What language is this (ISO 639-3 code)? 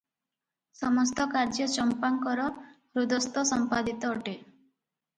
ori